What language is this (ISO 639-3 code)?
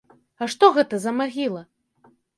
bel